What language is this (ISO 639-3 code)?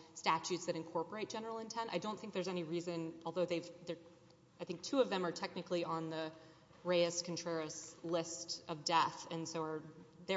eng